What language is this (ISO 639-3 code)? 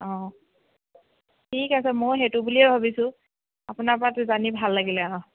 asm